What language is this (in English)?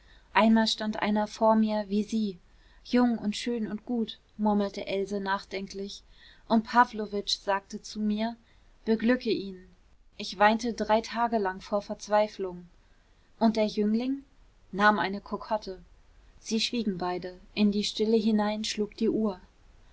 German